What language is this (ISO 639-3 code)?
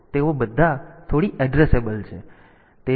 guj